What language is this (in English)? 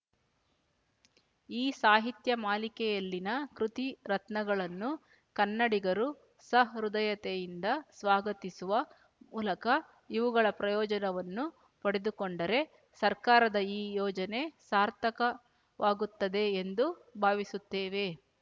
Kannada